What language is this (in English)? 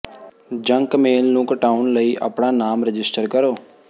Punjabi